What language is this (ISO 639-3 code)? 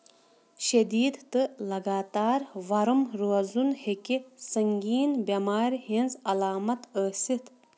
kas